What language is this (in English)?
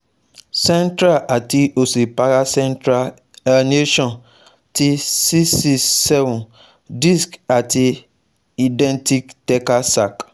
Yoruba